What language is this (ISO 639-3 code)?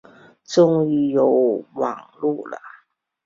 zho